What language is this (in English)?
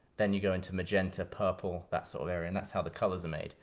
English